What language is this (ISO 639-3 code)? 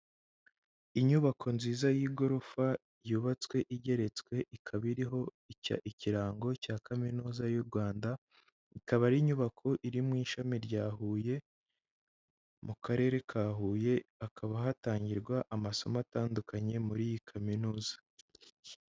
kin